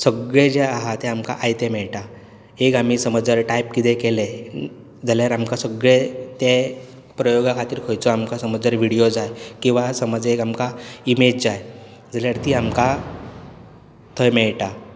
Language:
Konkani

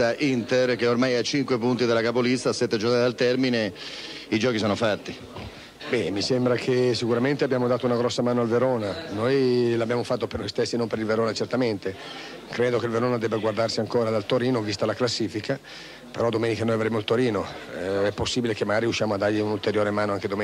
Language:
Italian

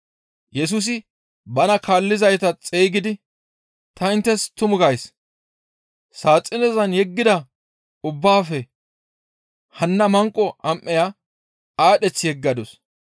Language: Gamo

